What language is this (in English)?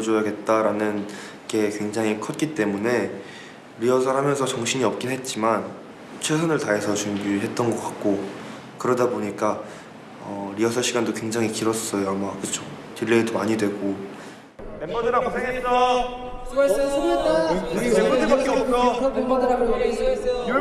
Korean